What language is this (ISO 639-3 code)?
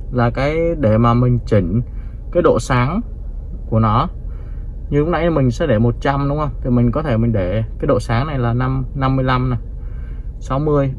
vie